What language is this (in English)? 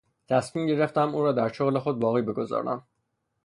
Persian